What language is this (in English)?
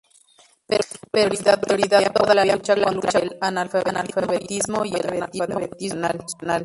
Spanish